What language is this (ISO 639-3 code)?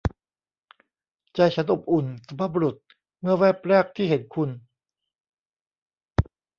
tha